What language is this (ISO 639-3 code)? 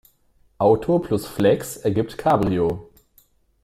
deu